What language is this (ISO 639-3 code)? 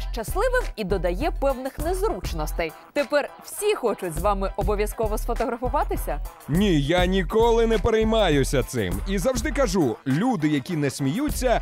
ukr